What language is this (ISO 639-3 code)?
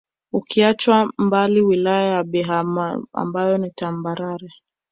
swa